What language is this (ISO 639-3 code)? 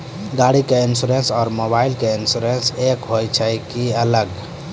mai